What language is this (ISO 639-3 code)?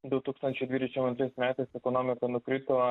lit